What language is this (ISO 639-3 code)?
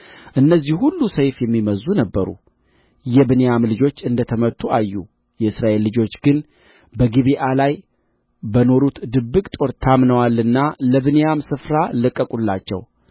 amh